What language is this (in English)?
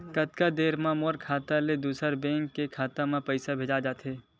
Chhattisgarhi